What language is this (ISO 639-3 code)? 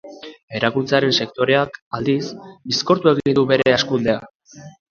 eus